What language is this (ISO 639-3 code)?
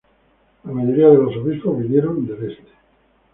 spa